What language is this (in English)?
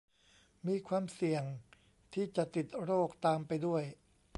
Thai